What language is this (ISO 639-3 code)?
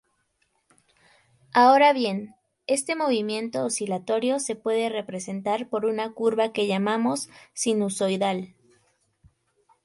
spa